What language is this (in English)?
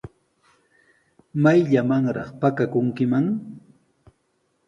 Sihuas Ancash Quechua